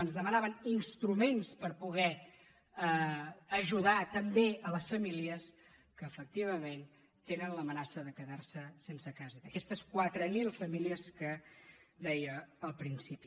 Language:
Catalan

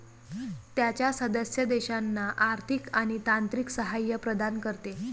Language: Marathi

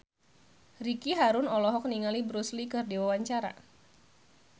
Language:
Sundanese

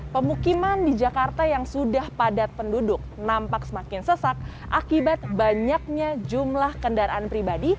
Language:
Indonesian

